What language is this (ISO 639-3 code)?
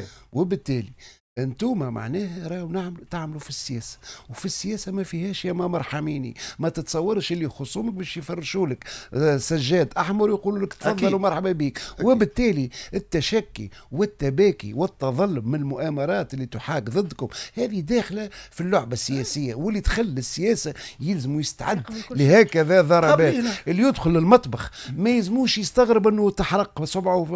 ara